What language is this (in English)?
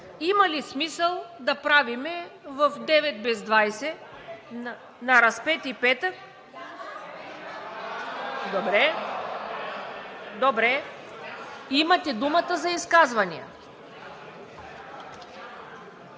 Bulgarian